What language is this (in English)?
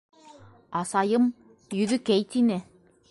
Bashkir